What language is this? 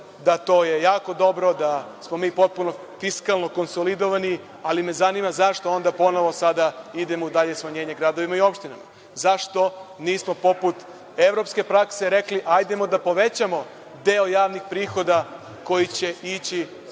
Serbian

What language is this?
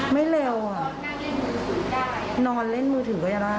Thai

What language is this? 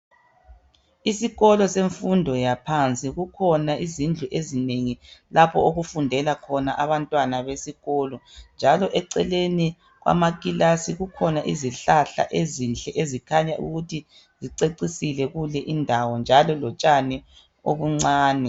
North Ndebele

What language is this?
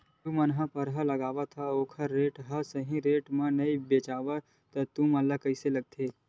Chhattisgarhi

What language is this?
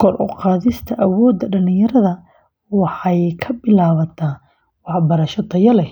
Somali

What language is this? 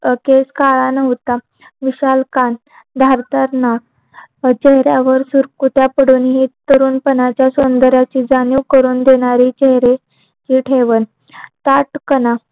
Marathi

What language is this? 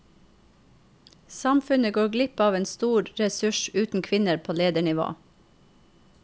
Norwegian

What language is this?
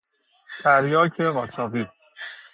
Persian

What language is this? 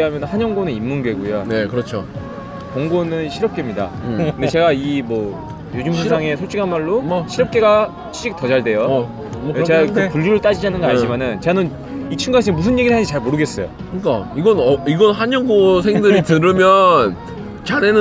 Korean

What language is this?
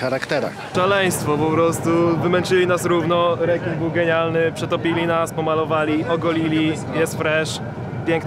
Polish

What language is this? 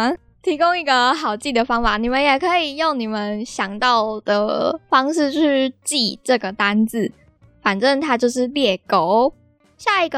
Chinese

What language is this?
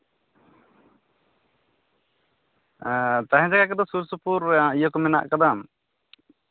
Santali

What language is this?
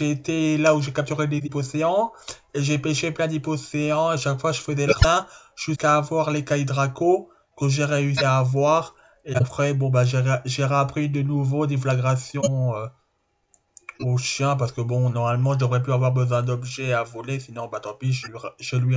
French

